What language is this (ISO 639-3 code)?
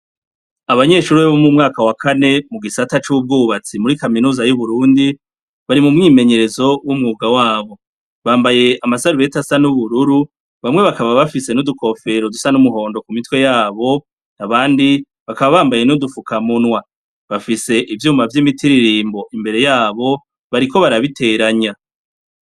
run